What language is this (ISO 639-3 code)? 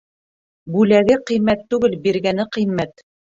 bak